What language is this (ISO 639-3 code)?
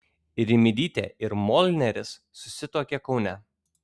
lit